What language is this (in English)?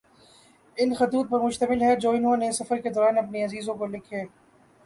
Urdu